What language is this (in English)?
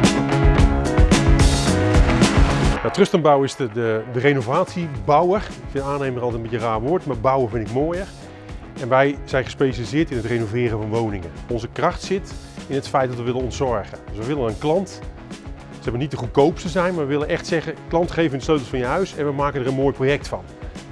Dutch